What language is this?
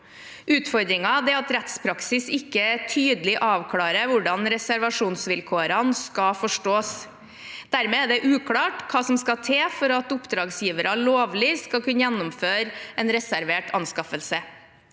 Norwegian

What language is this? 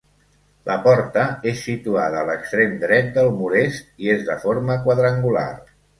Catalan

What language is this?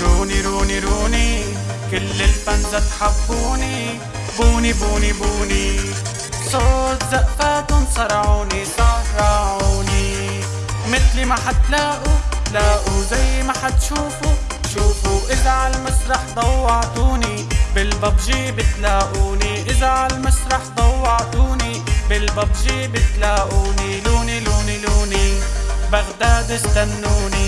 Arabic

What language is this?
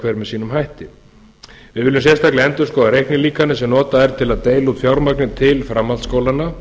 Icelandic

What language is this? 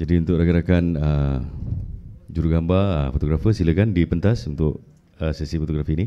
Malay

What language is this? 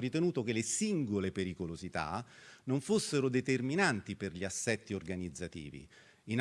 Italian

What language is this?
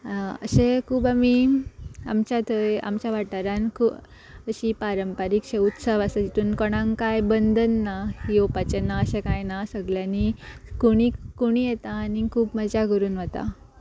Konkani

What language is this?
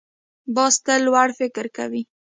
Pashto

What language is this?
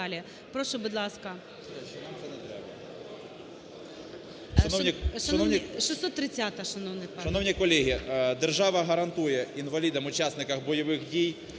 Ukrainian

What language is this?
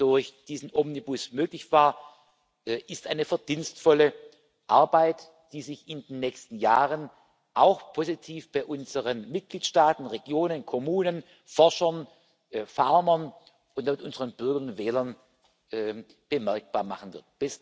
German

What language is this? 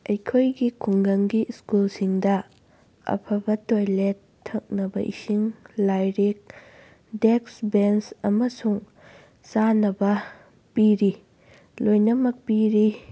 Manipuri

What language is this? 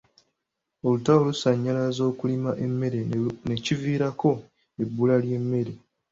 Ganda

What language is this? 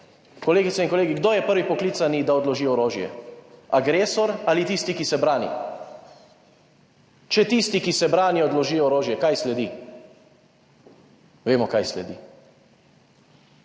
Slovenian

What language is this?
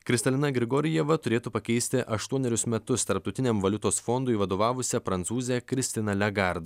Lithuanian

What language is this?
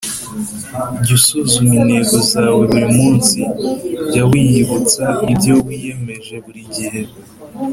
Kinyarwanda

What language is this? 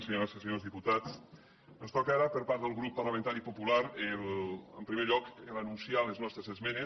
Catalan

